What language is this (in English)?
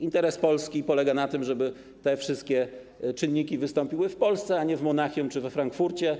Polish